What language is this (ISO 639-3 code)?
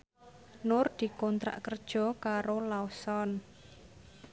jav